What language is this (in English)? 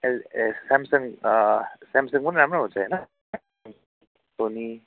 Nepali